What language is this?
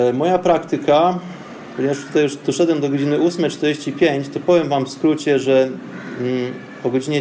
Polish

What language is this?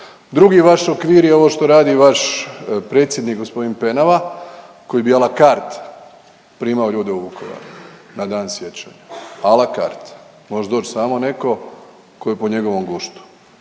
Croatian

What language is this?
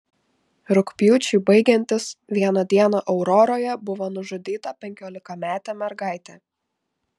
Lithuanian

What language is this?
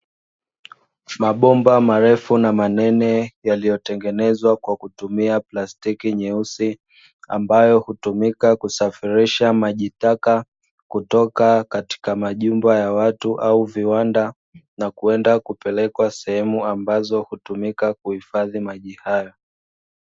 Swahili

